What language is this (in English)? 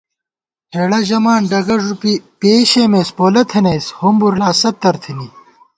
Gawar-Bati